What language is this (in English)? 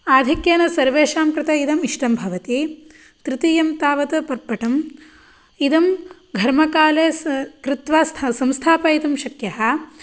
Sanskrit